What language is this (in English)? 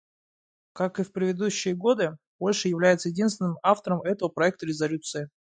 Russian